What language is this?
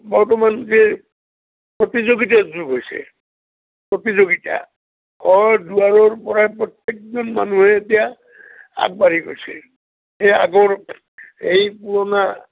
Assamese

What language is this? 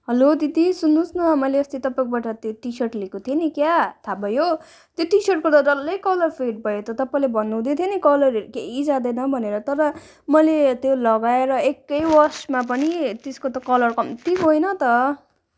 Nepali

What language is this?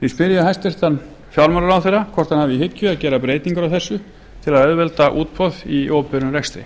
Icelandic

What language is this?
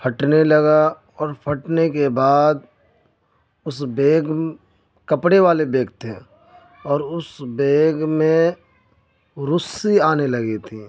Urdu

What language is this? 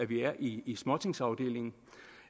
Danish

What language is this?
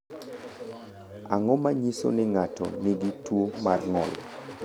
Luo (Kenya and Tanzania)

